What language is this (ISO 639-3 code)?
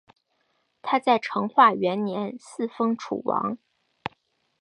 zho